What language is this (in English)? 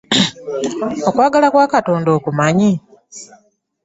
Ganda